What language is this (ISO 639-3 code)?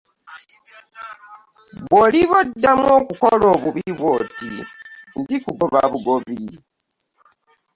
lug